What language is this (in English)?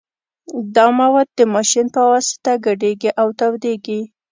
Pashto